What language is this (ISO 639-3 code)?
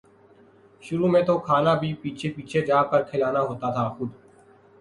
urd